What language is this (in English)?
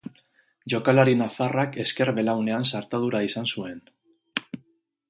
Basque